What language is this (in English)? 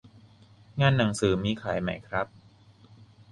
Thai